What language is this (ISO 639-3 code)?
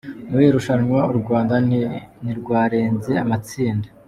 kin